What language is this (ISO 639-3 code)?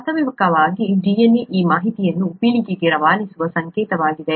kan